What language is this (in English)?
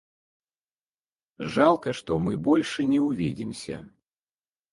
Russian